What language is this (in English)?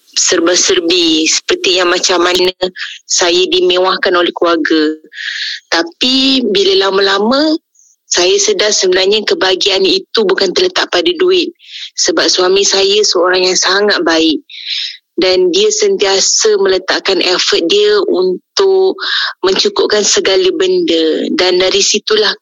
Malay